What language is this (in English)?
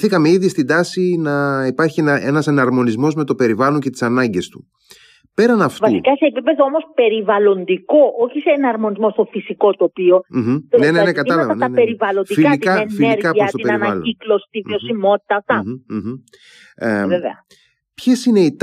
Greek